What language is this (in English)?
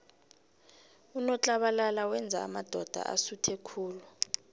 South Ndebele